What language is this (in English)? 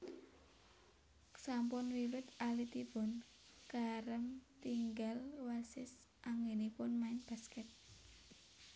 Javanese